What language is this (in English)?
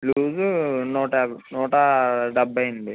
Telugu